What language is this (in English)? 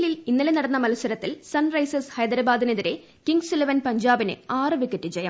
Malayalam